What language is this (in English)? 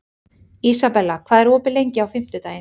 Icelandic